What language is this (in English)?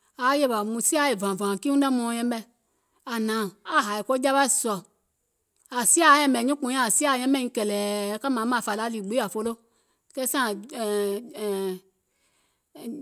Gola